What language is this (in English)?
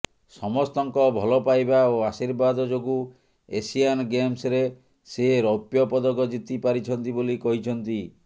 Odia